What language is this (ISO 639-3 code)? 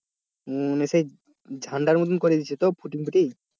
ben